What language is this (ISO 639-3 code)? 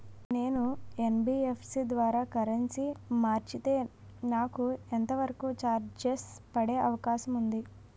tel